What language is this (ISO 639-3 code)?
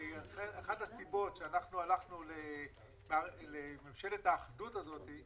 heb